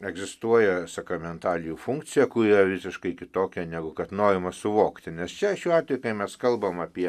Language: Lithuanian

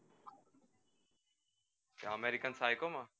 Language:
Gujarati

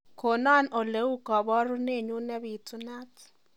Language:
Kalenjin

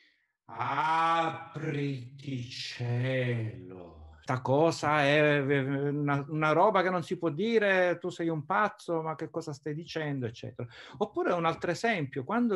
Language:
Italian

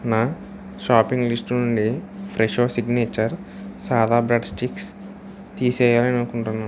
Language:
Telugu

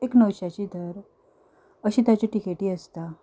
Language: Konkani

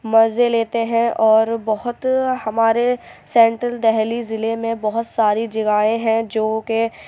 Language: Urdu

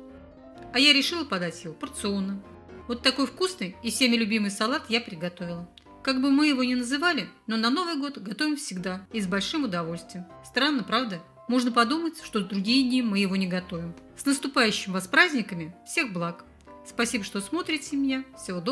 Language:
Russian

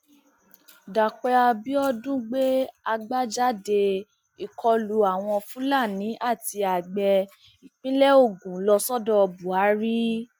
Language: Yoruba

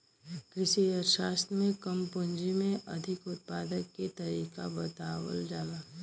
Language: Bhojpuri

